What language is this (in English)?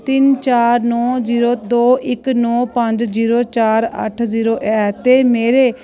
Dogri